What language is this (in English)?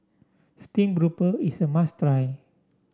English